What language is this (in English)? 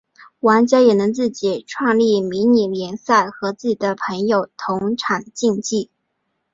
Chinese